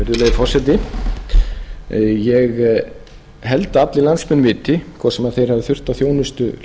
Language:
Icelandic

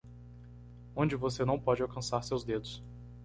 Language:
Portuguese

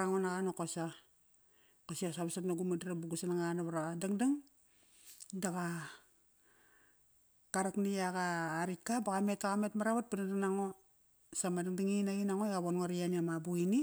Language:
Kairak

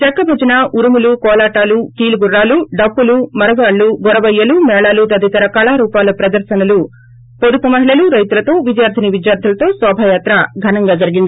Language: Telugu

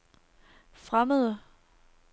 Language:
Danish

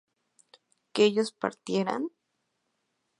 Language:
Spanish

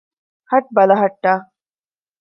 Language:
Divehi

